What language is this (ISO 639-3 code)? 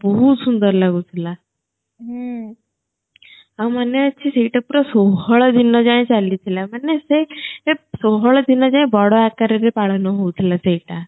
ori